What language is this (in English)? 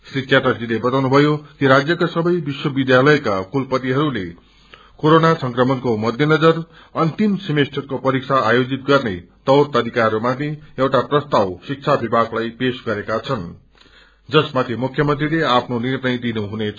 Nepali